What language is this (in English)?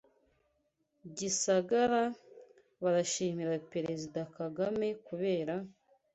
Kinyarwanda